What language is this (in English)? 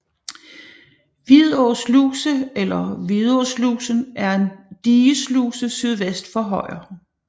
Danish